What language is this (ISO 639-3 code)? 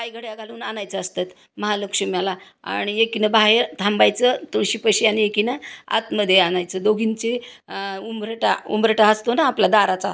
mar